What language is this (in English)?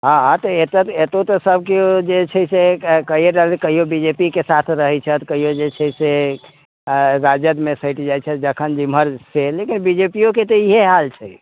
Maithili